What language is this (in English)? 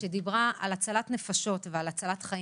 Hebrew